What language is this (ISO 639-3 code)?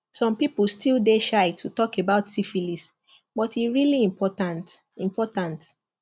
pcm